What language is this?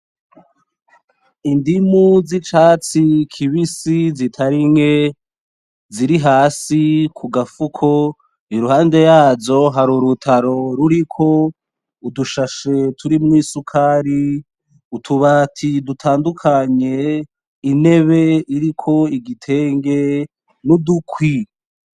Rundi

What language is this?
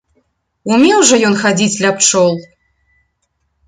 Belarusian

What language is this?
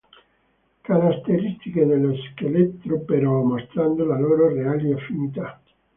Italian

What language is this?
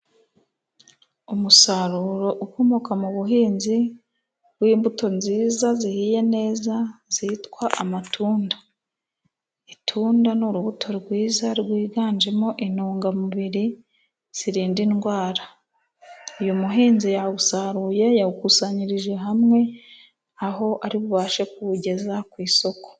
Kinyarwanda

